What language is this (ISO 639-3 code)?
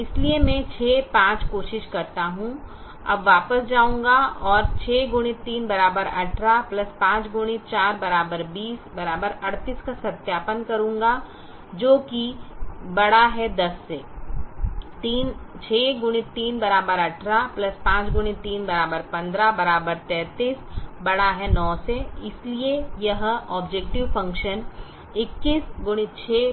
hin